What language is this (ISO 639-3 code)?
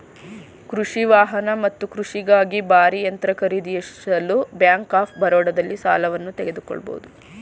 kan